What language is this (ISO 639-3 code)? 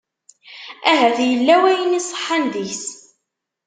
kab